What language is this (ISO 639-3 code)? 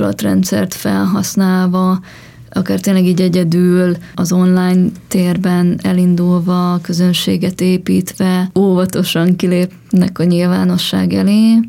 hun